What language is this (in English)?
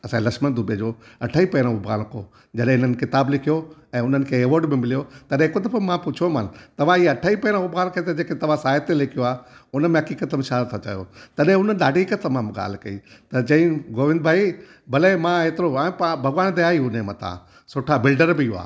Sindhi